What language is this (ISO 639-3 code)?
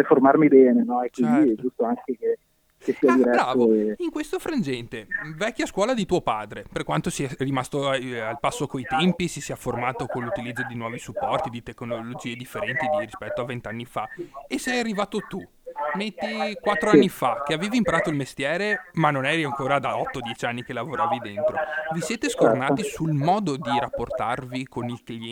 ita